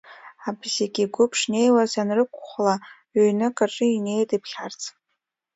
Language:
Abkhazian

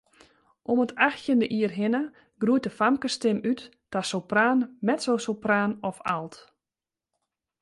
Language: Western Frisian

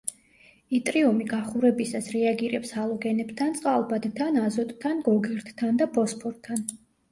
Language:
Georgian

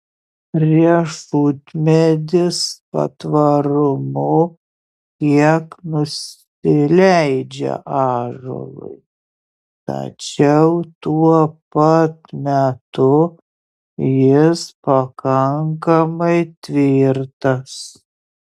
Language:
Lithuanian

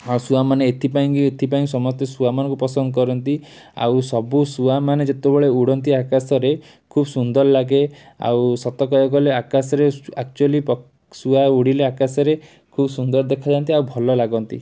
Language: Odia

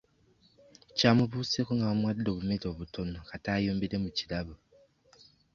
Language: Ganda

